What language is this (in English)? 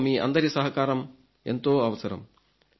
Telugu